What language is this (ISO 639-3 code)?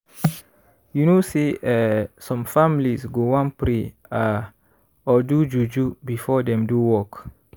pcm